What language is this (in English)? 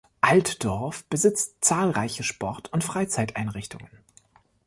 German